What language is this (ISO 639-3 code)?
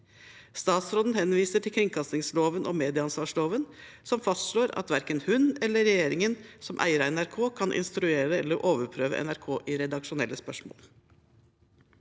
nor